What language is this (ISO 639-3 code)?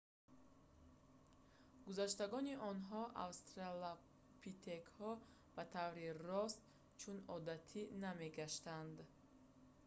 tgk